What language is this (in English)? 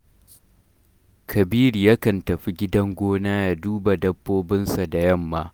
Hausa